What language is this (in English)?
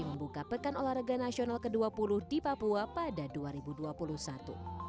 Indonesian